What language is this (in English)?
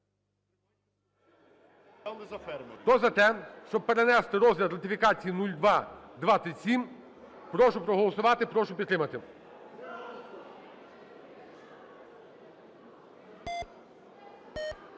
Ukrainian